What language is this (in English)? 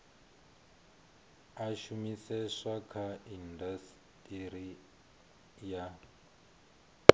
Venda